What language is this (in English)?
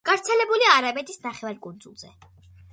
Georgian